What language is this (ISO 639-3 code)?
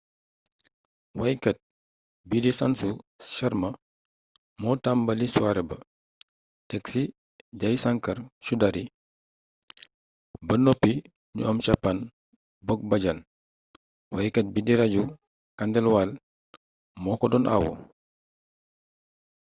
wol